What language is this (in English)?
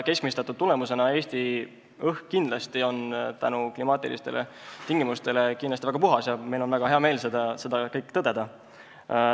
Estonian